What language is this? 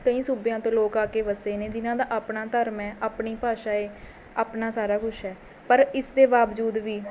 Punjabi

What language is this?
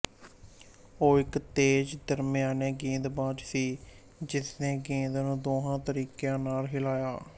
Punjabi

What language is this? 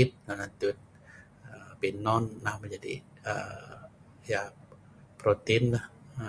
Sa'ban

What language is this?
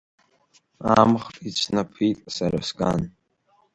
Abkhazian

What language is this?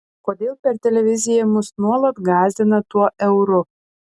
Lithuanian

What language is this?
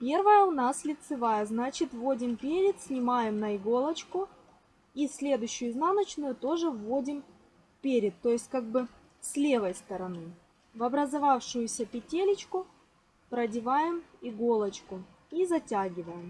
Russian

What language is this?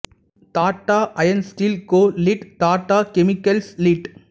Tamil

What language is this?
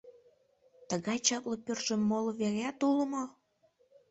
Mari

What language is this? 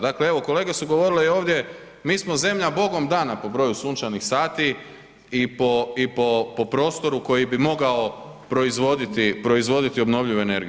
Croatian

